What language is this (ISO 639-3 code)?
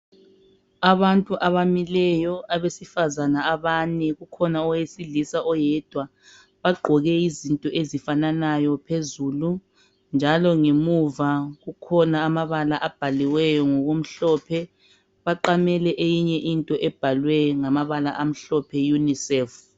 nde